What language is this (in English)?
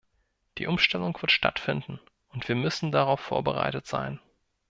German